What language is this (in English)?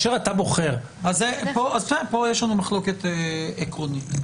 Hebrew